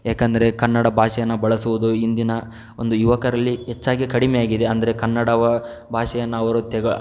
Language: Kannada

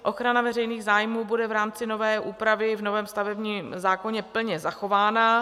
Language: Czech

